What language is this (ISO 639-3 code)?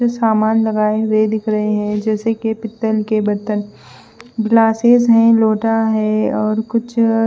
hin